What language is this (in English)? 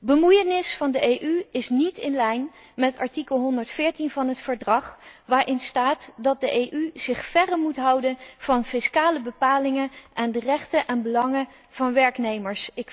Dutch